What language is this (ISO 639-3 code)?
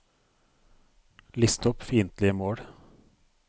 nor